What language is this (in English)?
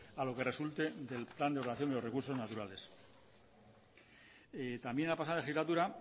Spanish